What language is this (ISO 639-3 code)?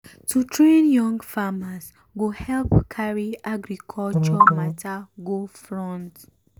pcm